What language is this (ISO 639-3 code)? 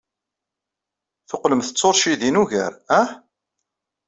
kab